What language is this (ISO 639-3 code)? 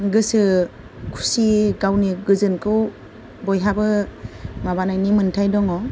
brx